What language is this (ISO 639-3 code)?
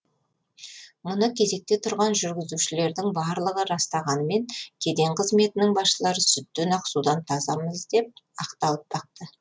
kaz